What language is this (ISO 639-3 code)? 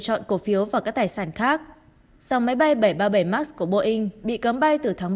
vie